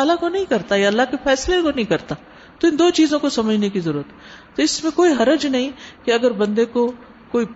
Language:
Urdu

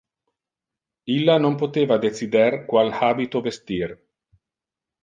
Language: Interlingua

